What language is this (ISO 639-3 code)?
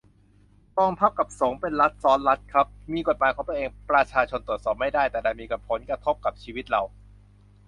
tha